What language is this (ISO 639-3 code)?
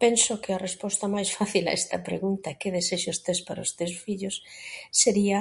glg